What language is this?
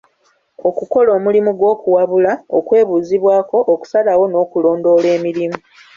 Ganda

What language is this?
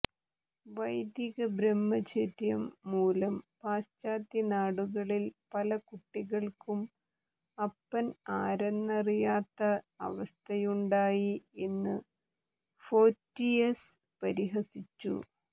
Malayalam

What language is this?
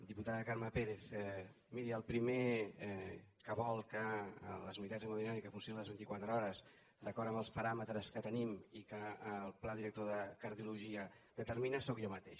Catalan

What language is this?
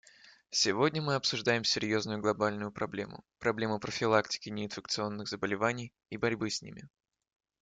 Russian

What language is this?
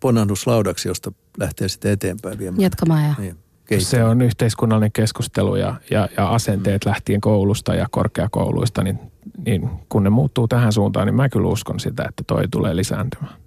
Finnish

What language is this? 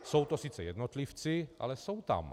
Czech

